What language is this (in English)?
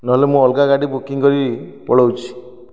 Odia